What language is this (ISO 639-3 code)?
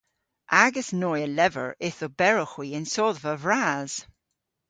cor